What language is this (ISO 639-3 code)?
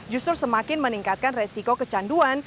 ind